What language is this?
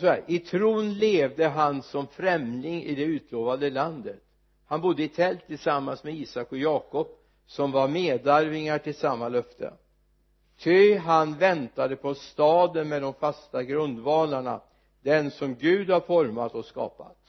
Swedish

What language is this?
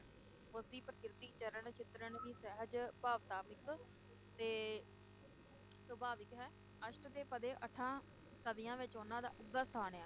Punjabi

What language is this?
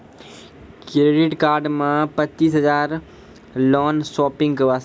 Maithili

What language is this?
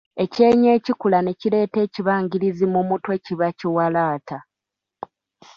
Ganda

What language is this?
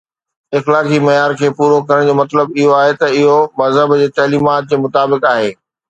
Sindhi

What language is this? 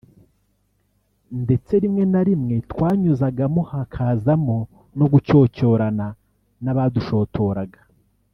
Kinyarwanda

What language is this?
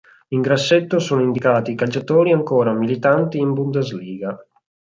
Italian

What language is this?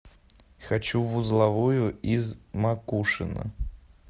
Russian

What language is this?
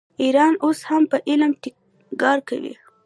Pashto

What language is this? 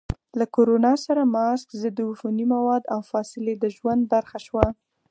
Pashto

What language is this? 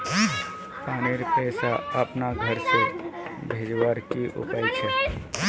Magahi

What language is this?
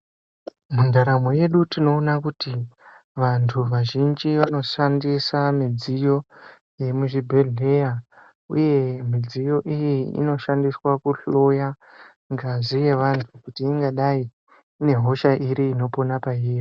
Ndau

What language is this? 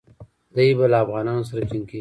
Pashto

